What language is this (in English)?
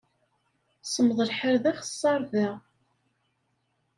Kabyle